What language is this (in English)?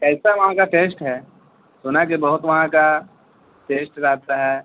Urdu